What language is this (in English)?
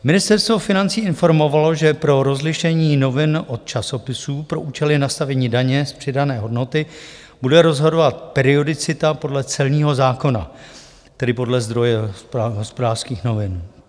Czech